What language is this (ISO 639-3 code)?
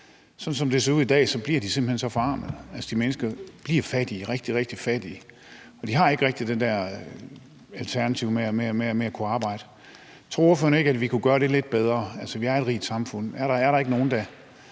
dan